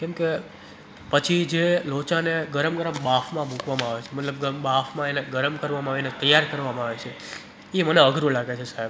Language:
Gujarati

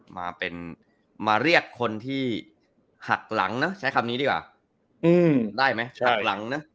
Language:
Thai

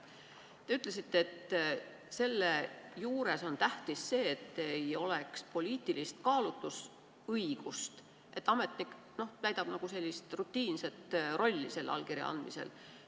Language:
Estonian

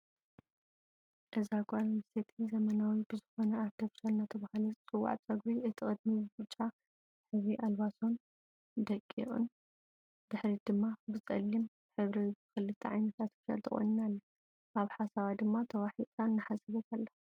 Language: Tigrinya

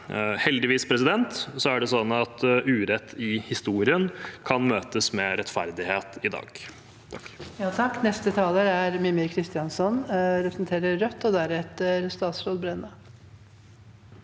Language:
Norwegian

